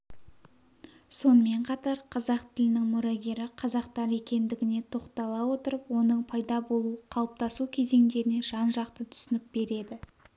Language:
Kazakh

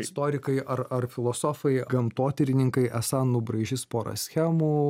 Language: Lithuanian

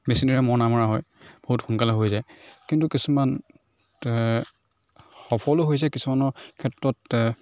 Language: Assamese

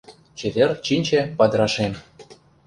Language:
Mari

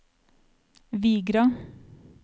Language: Norwegian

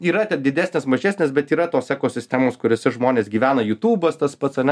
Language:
Lithuanian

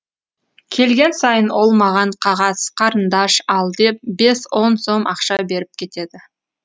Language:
Kazakh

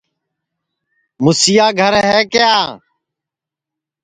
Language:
Sansi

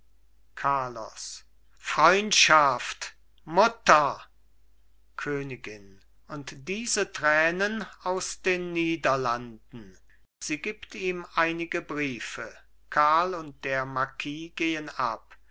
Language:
German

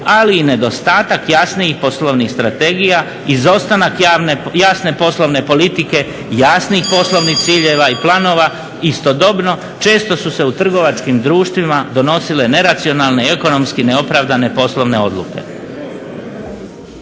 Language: Croatian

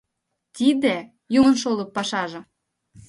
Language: Mari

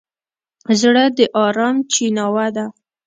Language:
Pashto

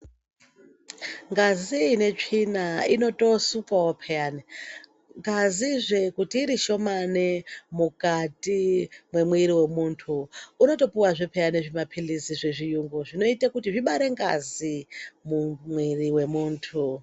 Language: Ndau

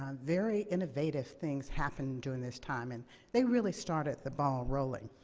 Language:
English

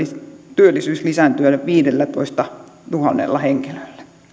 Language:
Finnish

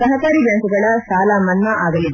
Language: Kannada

